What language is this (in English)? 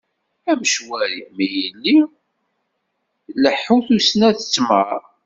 Kabyle